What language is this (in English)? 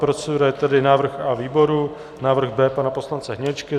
Czech